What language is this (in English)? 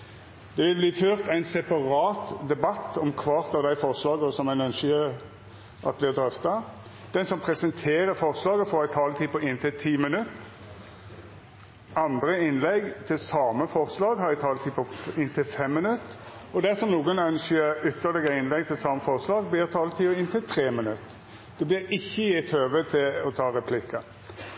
Norwegian Nynorsk